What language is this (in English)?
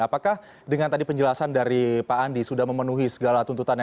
Indonesian